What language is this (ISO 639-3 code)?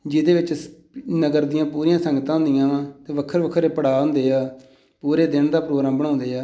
pan